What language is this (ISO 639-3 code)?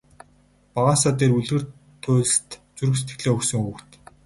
mon